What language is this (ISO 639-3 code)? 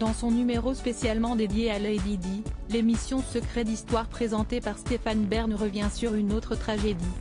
fra